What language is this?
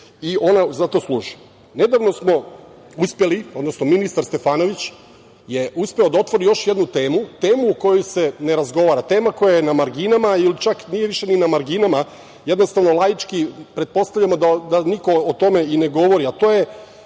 Serbian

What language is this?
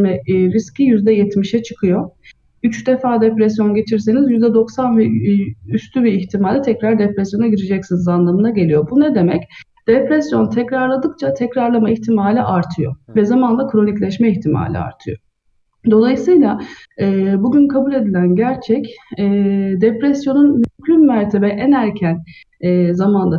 Turkish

